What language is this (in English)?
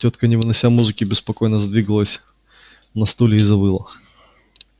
Russian